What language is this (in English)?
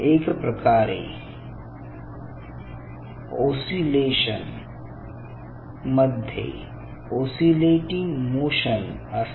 Marathi